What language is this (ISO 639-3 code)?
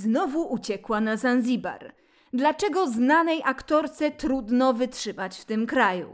pol